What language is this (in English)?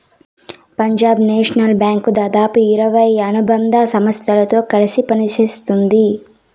Telugu